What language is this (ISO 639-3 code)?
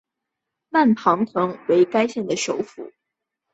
zho